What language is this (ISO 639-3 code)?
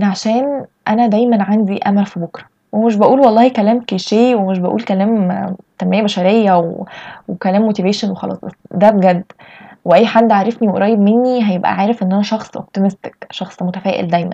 ara